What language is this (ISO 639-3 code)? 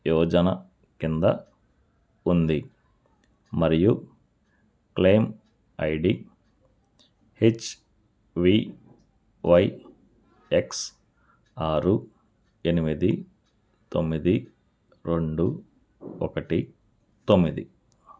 tel